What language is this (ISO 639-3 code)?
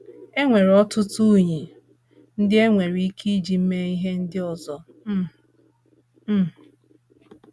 ibo